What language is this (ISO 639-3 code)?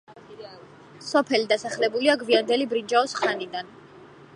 kat